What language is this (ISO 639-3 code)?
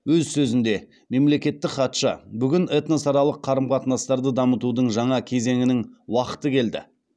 kaz